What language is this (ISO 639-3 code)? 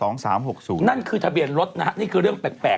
tha